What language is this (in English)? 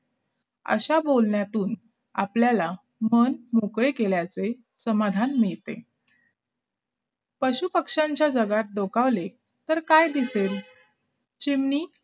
Marathi